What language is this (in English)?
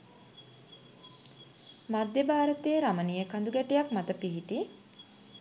Sinhala